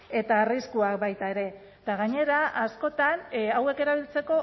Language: Basque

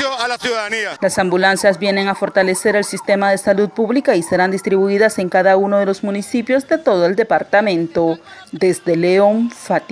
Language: Spanish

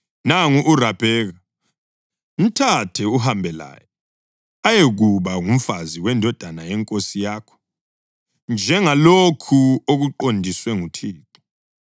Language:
North Ndebele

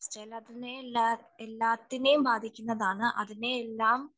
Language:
Malayalam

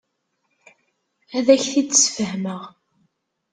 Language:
Kabyle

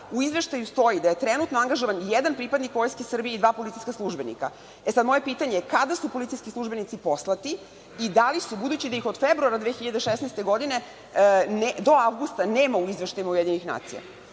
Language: Serbian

